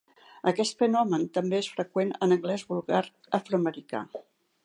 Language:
Catalan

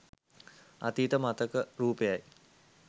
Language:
Sinhala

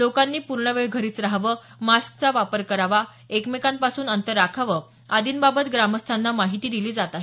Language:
Marathi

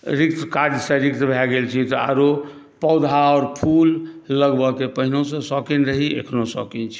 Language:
Maithili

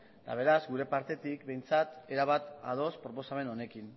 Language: Basque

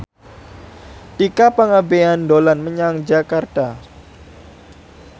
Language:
Javanese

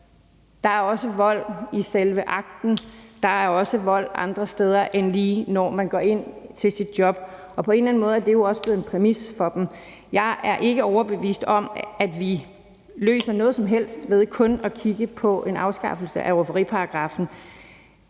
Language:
Danish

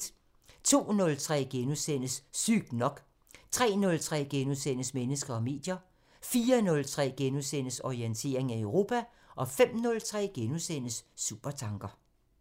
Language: Danish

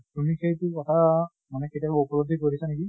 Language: Assamese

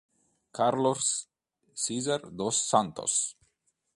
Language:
Italian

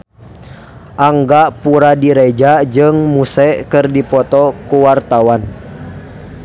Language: Sundanese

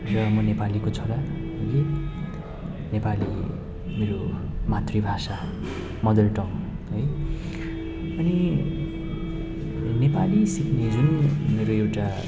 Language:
Nepali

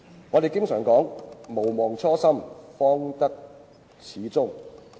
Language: Cantonese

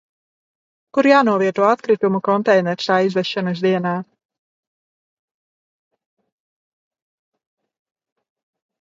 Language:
Latvian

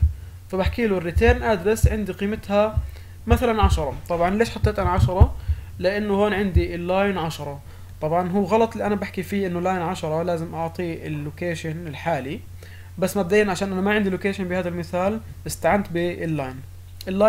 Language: Arabic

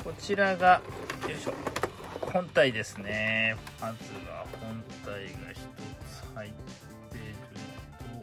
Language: Japanese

